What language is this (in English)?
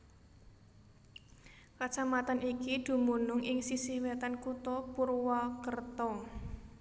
Javanese